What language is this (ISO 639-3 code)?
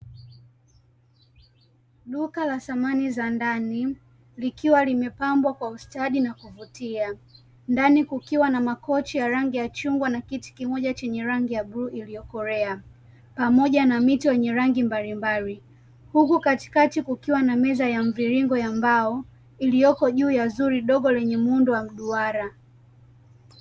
swa